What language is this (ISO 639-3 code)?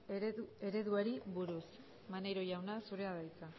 eus